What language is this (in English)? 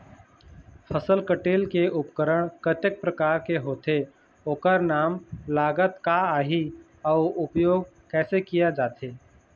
Chhattisgarhi